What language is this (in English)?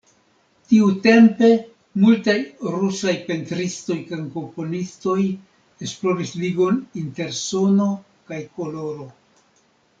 Esperanto